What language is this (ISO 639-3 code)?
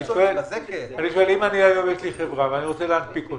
heb